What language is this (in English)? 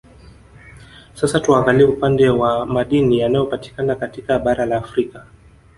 Swahili